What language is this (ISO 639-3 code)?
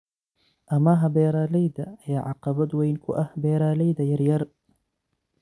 som